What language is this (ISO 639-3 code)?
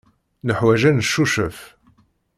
kab